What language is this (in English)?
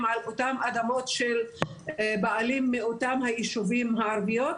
Hebrew